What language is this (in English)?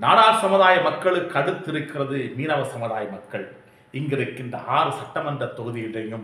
English